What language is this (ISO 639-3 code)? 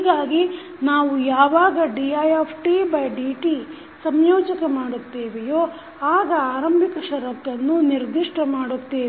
kan